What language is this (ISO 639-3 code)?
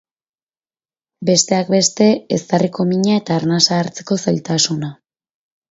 eus